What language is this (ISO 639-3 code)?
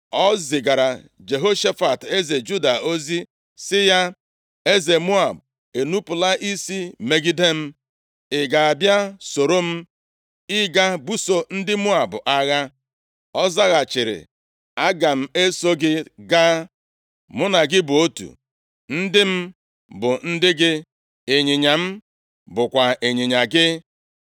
ibo